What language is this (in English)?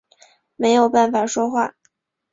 Chinese